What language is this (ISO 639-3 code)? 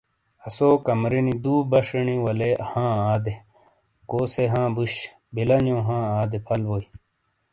scl